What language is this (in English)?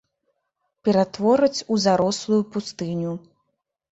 Belarusian